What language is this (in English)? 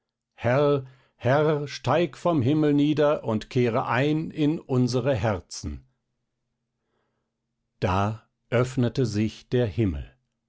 German